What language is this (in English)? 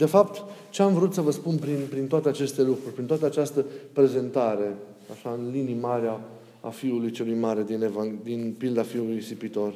Romanian